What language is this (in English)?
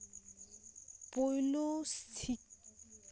Santali